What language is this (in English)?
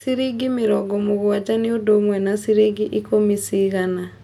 Kikuyu